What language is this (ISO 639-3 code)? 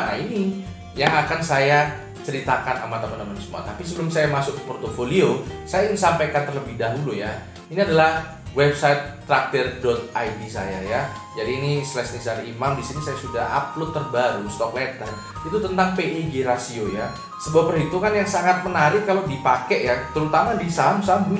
ind